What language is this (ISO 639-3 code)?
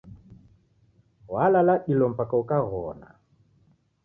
dav